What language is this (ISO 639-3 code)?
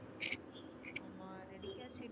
tam